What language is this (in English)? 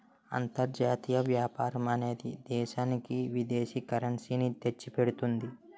Telugu